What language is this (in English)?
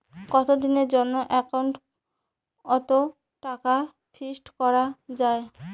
Bangla